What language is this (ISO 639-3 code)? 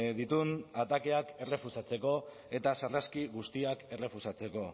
eus